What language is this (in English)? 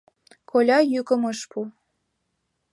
Mari